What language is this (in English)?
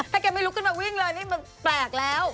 Thai